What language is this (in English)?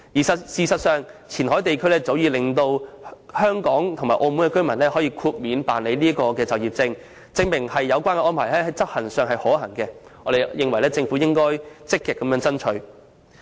Cantonese